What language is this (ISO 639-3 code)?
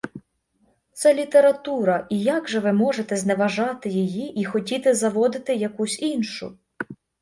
ukr